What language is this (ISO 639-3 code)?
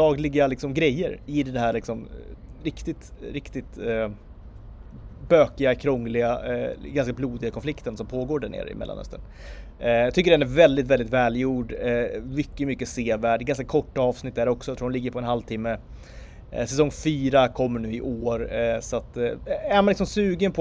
swe